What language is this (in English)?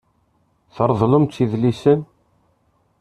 Kabyle